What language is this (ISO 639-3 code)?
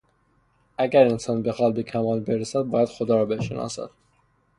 fas